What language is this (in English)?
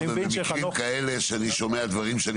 Hebrew